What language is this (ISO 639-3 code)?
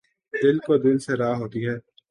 urd